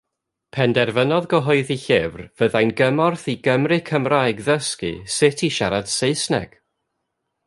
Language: Welsh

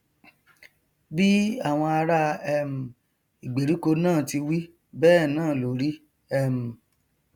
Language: Yoruba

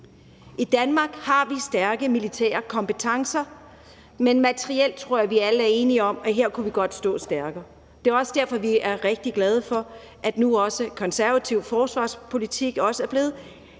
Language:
Danish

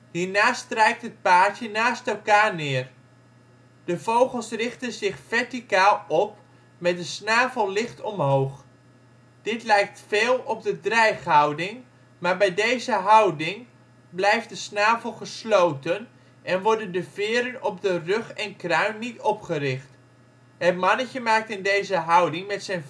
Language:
Dutch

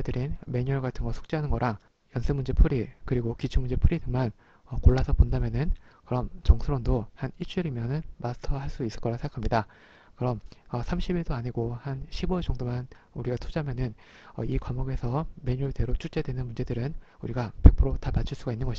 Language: Korean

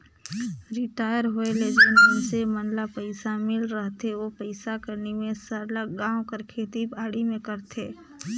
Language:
Chhattisgarhi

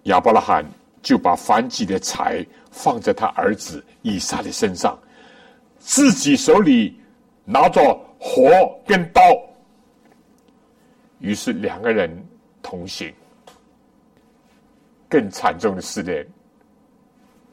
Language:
Chinese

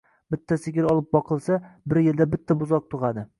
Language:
Uzbek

